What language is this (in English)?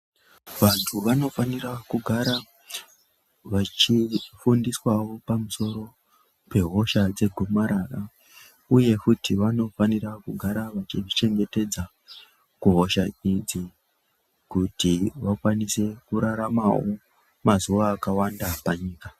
Ndau